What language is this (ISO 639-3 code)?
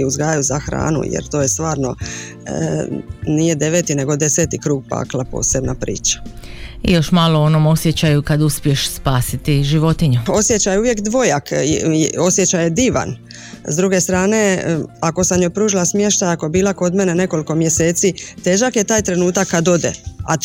hrv